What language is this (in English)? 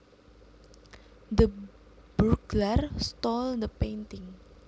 Javanese